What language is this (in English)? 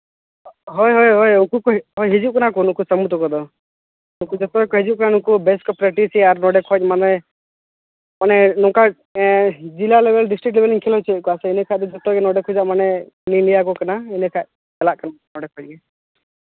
Santali